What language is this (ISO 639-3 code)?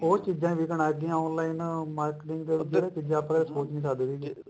pan